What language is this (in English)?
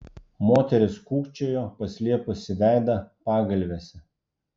Lithuanian